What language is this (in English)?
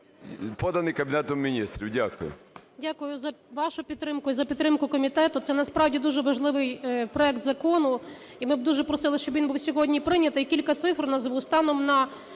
Ukrainian